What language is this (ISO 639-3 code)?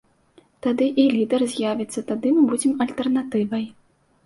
bel